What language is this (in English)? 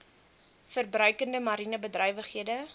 Afrikaans